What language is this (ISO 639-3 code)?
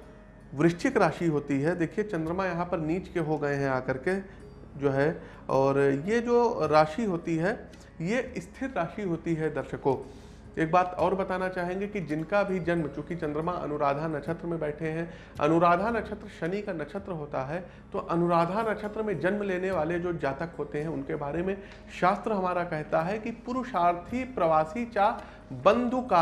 hin